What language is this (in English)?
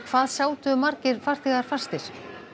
Icelandic